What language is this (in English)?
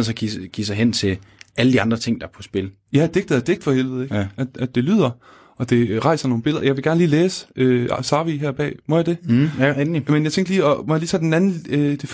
Danish